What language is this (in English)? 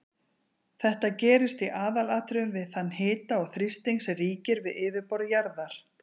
Icelandic